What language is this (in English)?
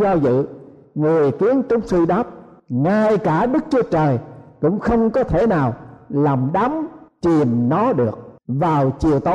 Vietnamese